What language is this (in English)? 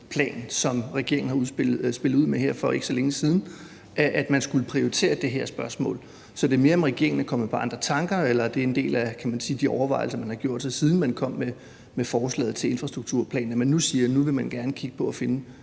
Danish